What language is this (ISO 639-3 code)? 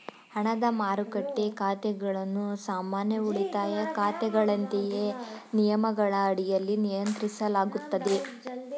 kan